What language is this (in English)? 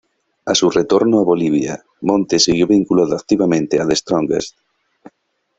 Spanish